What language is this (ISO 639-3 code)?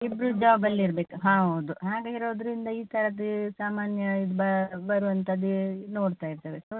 kan